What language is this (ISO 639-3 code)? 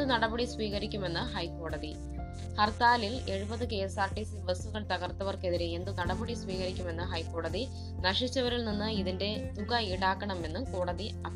mal